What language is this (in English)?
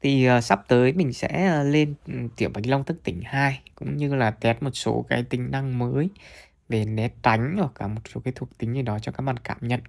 Vietnamese